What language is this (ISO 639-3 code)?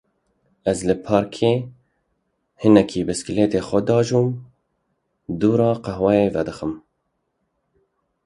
kur